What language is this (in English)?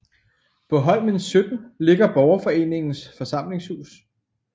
Danish